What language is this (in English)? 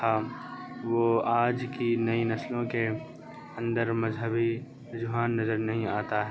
Urdu